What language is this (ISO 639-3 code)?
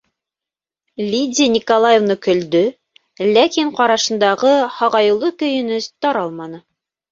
bak